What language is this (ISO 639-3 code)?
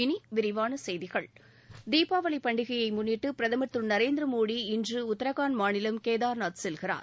tam